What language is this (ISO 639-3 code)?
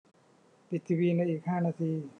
tha